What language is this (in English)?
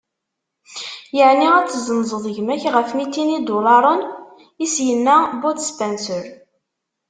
Kabyle